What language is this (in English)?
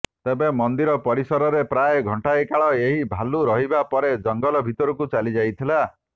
Odia